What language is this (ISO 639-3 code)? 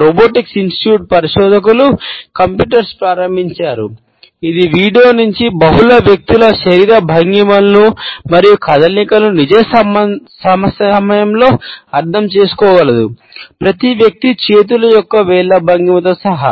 tel